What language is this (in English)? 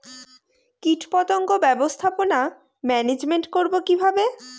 Bangla